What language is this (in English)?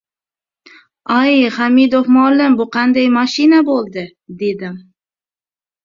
Uzbek